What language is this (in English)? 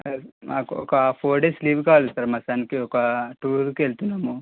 Telugu